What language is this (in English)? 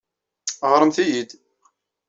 Kabyle